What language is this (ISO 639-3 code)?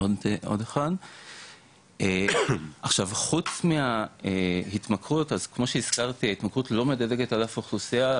heb